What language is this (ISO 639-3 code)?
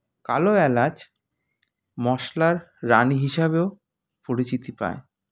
ben